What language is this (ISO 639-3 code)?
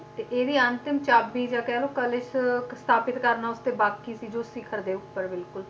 pan